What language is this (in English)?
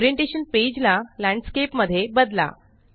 Marathi